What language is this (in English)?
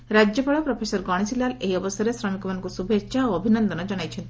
Odia